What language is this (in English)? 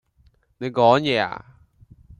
Cantonese